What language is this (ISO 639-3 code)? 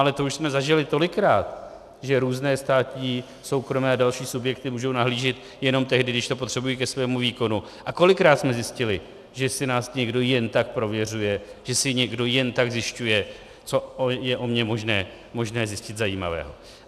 ces